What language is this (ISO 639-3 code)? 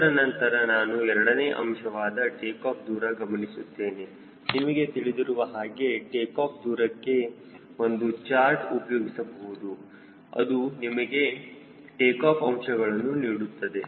kan